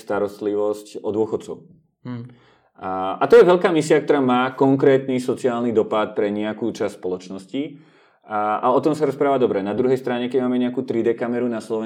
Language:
Czech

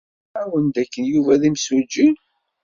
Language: Kabyle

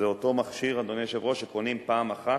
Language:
Hebrew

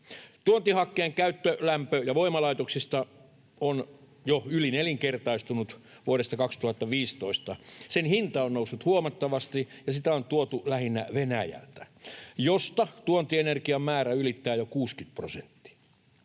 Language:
Finnish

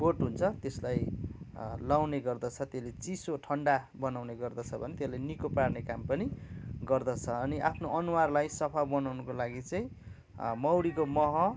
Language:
Nepali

